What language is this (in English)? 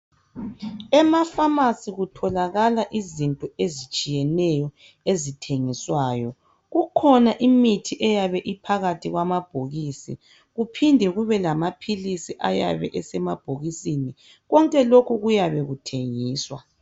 North Ndebele